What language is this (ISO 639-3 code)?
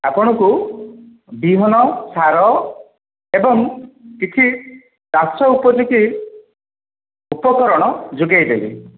ori